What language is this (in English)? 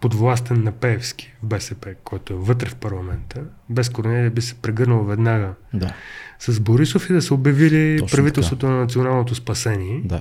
Bulgarian